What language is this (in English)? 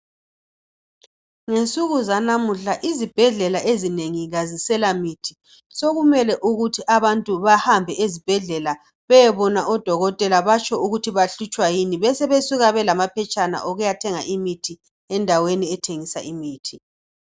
North Ndebele